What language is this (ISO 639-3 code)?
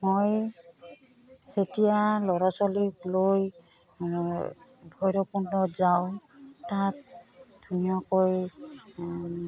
asm